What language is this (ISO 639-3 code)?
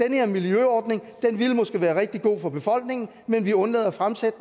dan